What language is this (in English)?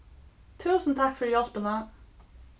Faroese